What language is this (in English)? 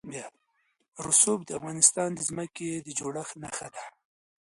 Pashto